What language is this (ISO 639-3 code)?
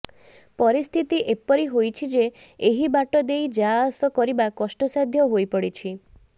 ori